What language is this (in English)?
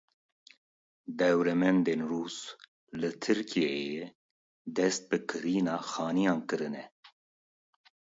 Kurdish